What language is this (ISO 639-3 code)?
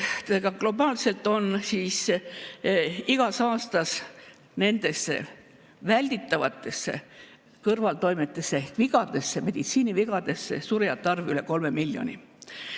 est